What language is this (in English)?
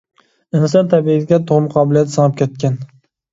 Uyghur